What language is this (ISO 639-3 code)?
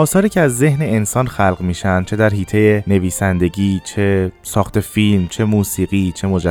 fas